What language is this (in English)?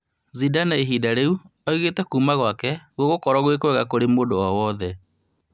Kikuyu